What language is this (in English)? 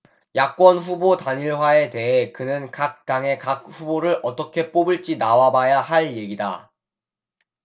Korean